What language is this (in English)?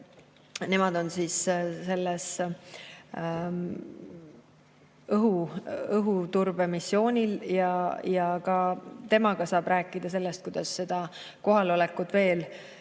Estonian